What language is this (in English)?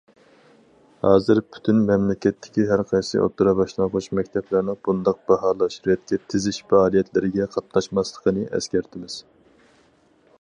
Uyghur